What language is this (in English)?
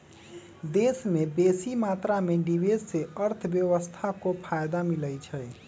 Magahi